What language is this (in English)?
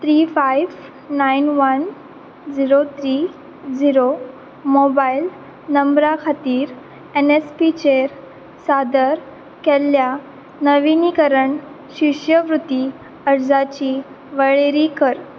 Konkani